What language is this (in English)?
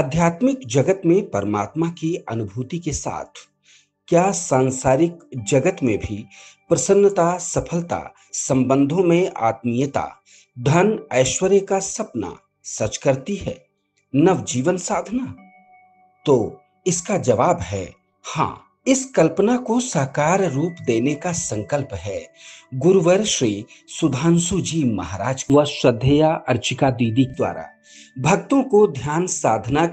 Hindi